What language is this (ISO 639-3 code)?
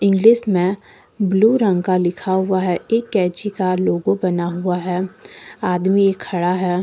hin